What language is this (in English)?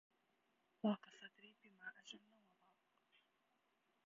Arabic